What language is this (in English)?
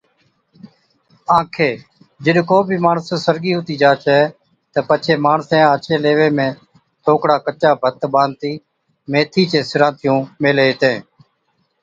Od